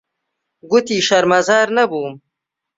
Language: Central Kurdish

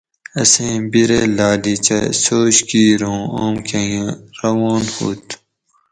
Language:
Gawri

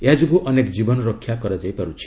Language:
Odia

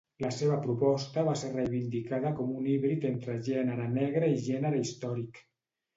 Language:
Catalan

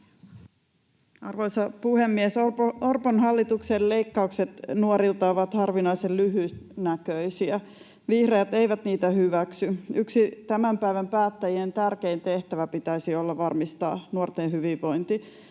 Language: Finnish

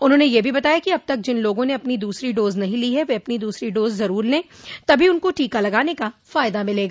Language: Hindi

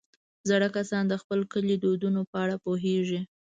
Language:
Pashto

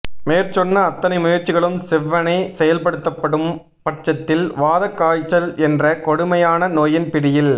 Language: Tamil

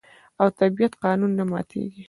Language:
Pashto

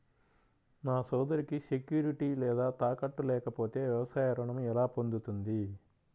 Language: Telugu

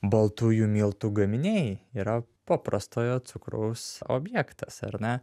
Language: Lithuanian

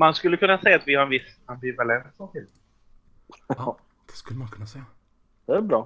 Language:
Swedish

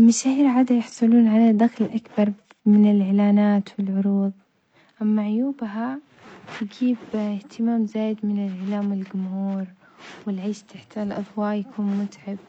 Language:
Omani Arabic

